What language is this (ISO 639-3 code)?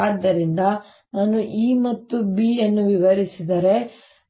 kan